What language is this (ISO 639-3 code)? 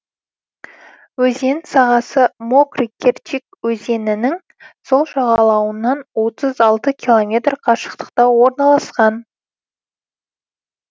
kaz